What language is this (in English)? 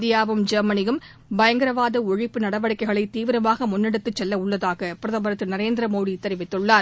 Tamil